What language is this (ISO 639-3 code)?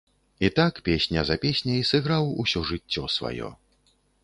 bel